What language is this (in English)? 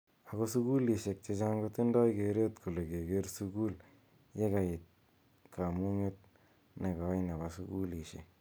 Kalenjin